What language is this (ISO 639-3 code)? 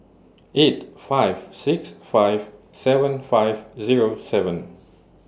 eng